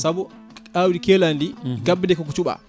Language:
Fula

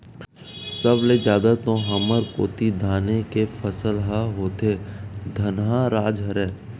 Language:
Chhattisgarhi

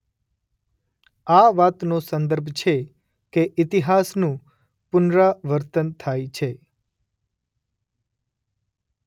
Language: Gujarati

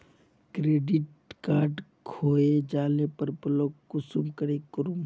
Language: Magahi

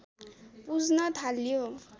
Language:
Nepali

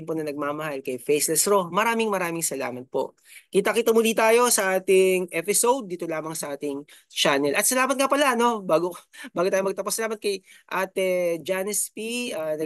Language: Filipino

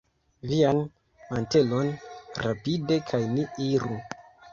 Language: Esperanto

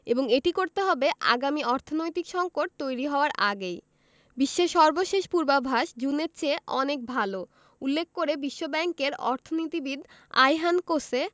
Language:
Bangla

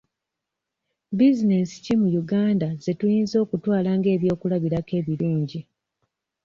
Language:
Ganda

